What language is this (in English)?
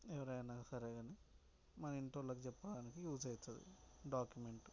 Telugu